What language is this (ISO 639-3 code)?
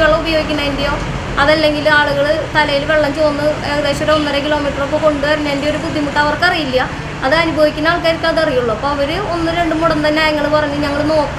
mal